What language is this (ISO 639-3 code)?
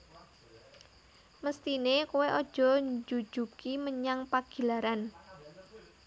jav